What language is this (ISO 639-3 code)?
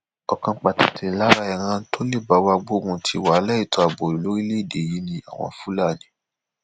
yor